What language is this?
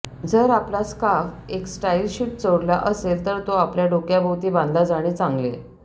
Marathi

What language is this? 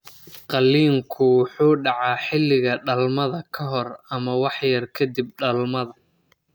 Somali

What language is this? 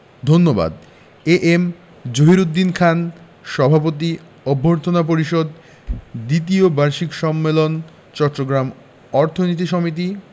Bangla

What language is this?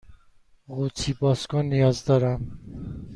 Persian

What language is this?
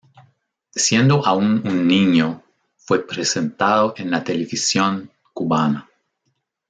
Spanish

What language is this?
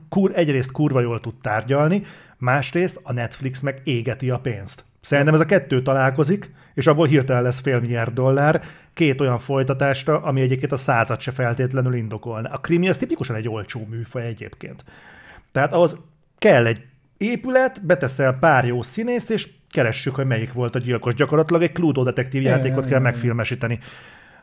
Hungarian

